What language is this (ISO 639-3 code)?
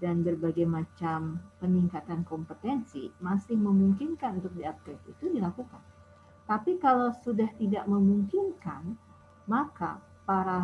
ind